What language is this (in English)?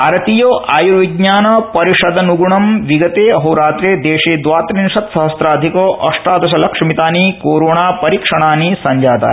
Sanskrit